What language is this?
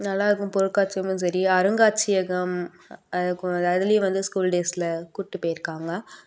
Tamil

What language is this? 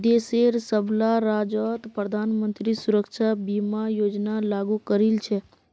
Magahi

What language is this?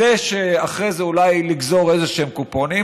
Hebrew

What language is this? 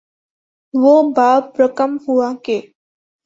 Urdu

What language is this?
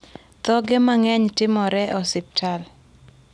Luo (Kenya and Tanzania)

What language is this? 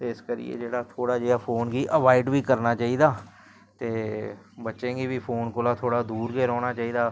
Dogri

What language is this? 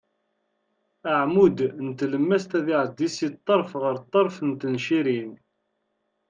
Kabyle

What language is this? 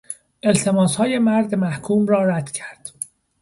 Persian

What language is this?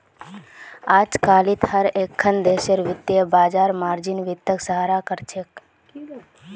Magahi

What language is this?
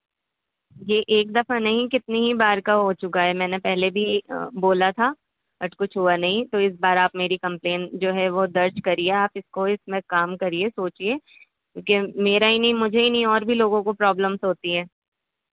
Urdu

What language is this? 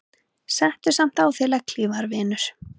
Icelandic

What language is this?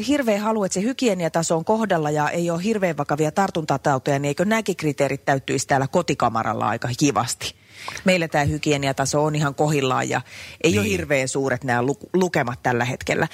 Finnish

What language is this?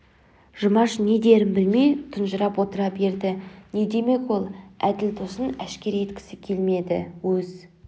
Kazakh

